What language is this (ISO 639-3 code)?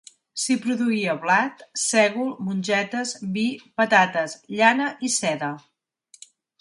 cat